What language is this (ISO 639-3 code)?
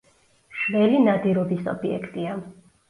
kat